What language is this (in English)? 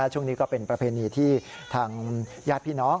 Thai